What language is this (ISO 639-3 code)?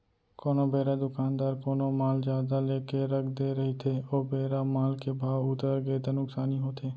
hne